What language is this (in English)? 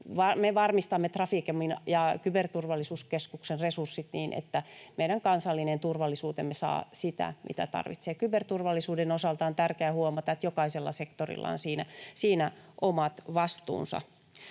Finnish